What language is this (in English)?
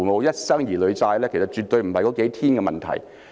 Cantonese